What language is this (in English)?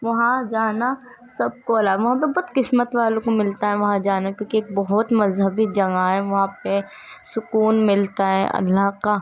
Urdu